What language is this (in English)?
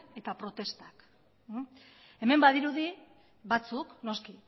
Basque